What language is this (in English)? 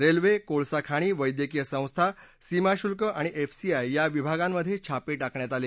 Marathi